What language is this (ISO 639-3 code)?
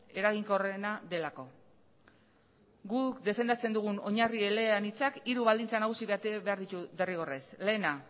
eus